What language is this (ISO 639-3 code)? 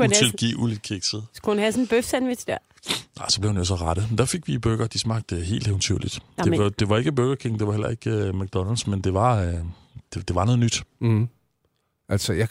dan